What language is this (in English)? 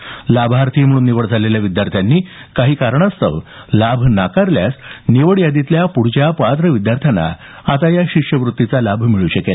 Marathi